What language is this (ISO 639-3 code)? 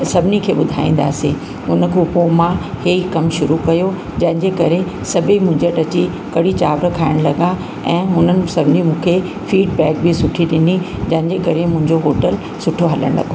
snd